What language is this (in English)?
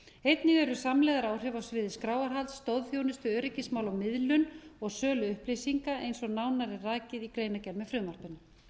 Icelandic